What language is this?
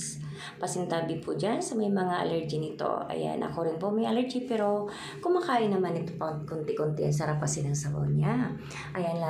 Filipino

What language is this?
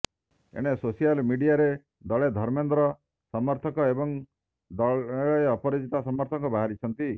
Odia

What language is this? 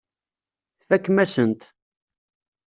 Kabyle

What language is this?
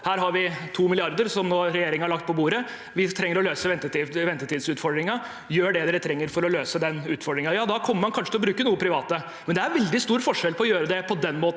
Norwegian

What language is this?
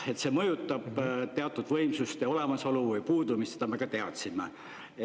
Estonian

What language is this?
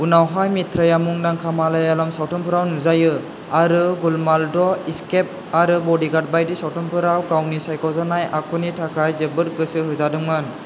Bodo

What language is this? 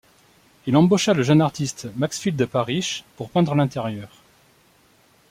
French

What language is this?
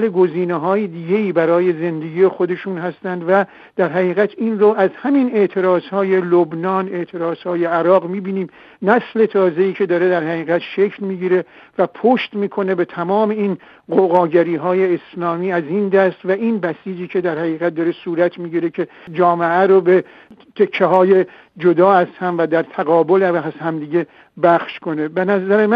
Persian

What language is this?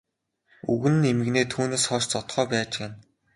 Mongolian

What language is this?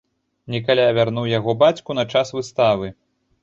Belarusian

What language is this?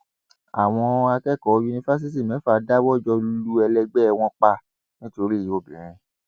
Yoruba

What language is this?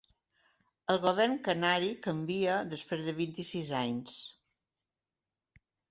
Catalan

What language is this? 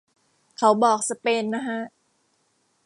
Thai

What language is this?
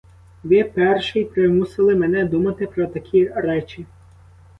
Ukrainian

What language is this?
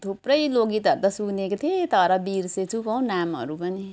Nepali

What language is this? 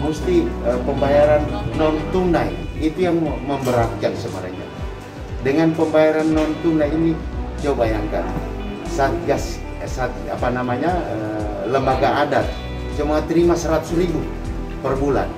Indonesian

